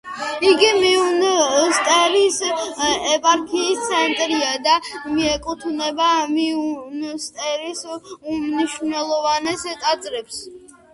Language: Georgian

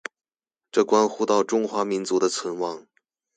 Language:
Chinese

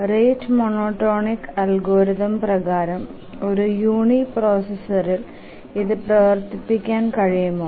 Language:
Malayalam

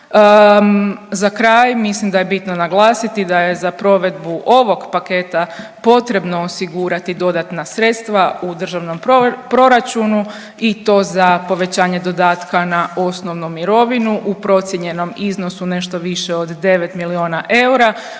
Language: Croatian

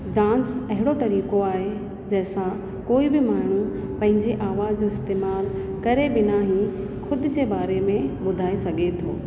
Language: Sindhi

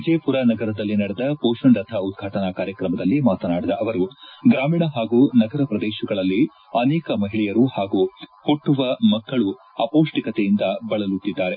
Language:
Kannada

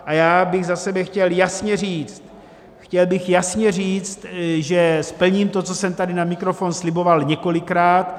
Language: Czech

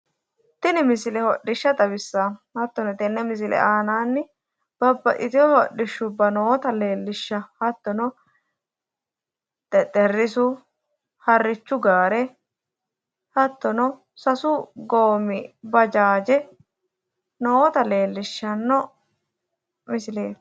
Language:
Sidamo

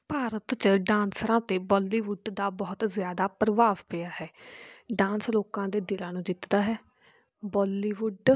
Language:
Punjabi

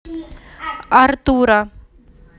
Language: Russian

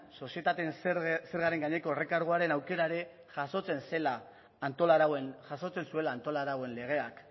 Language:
Basque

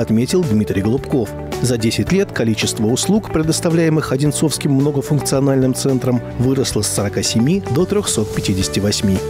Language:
Russian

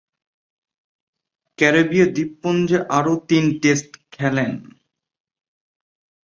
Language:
Bangla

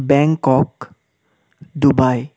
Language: Assamese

